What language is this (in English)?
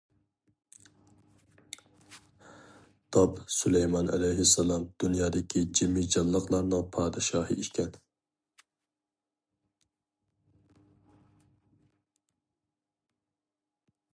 Uyghur